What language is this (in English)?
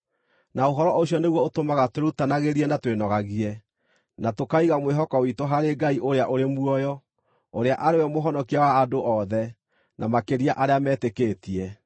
Kikuyu